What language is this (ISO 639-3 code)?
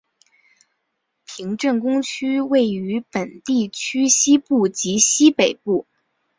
zho